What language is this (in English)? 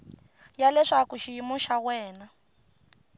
Tsonga